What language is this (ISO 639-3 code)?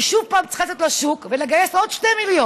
heb